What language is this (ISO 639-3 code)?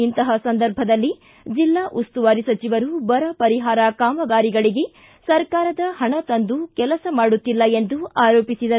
kan